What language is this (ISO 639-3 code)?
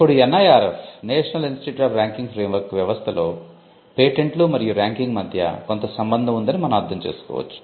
tel